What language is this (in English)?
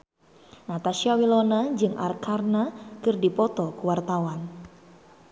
Sundanese